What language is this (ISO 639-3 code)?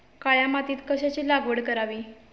mar